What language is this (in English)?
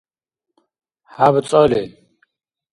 Dargwa